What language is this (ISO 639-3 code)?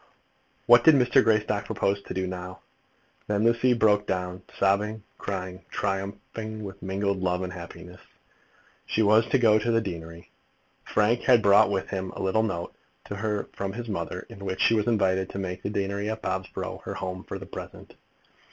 eng